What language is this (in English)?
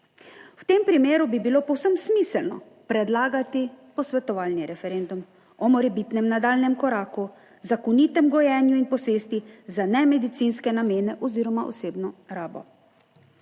Slovenian